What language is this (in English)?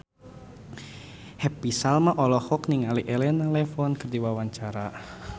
Sundanese